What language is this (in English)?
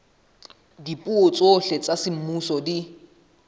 Southern Sotho